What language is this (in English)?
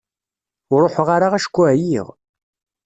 Kabyle